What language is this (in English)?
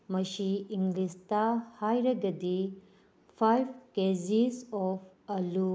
Manipuri